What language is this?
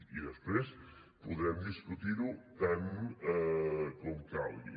Catalan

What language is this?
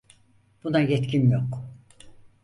Turkish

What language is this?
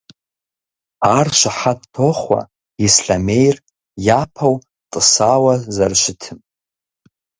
Kabardian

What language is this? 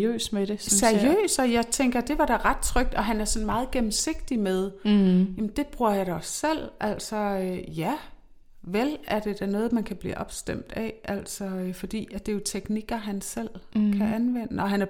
Danish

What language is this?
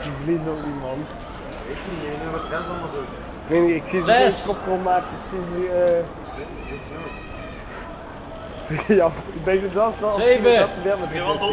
Dutch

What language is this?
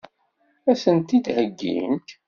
Kabyle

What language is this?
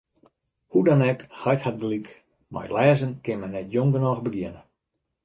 Western Frisian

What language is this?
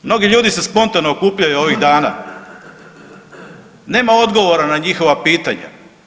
Croatian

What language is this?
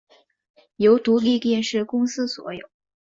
Chinese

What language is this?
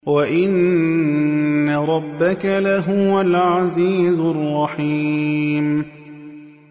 Arabic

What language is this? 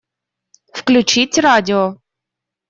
Russian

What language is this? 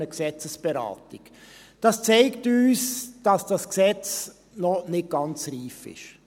Swiss German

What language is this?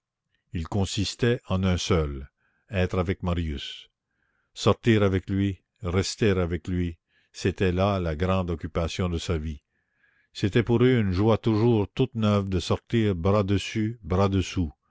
French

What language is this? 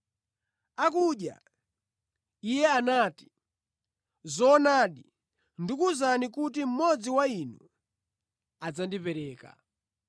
Nyanja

